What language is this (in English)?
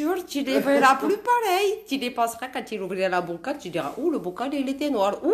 French